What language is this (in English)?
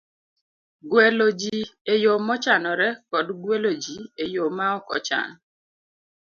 Luo (Kenya and Tanzania)